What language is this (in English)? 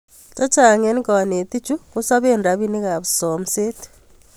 Kalenjin